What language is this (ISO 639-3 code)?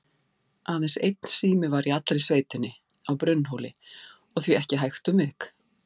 isl